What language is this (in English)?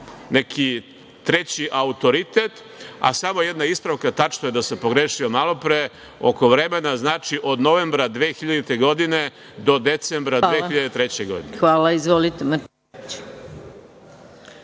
Serbian